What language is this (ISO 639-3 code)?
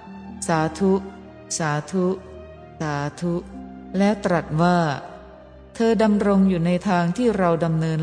tha